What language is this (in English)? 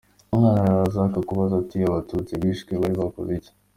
Kinyarwanda